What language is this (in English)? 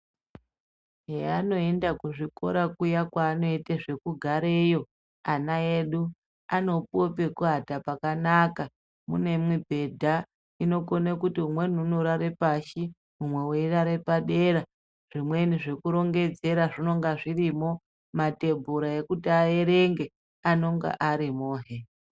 Ndau